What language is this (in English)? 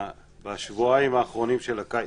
Hebrew